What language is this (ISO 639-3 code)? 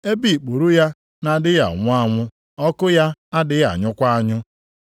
ibo